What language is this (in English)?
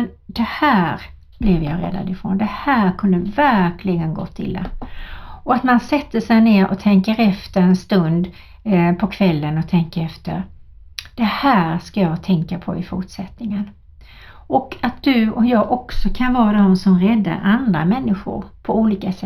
Swedish